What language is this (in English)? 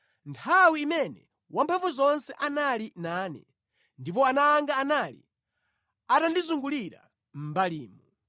Nyanja